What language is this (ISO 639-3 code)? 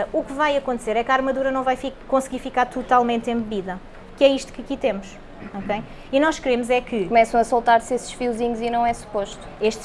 por